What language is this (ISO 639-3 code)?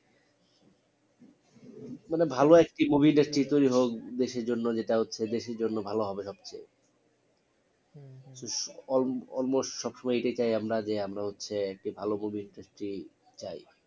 ben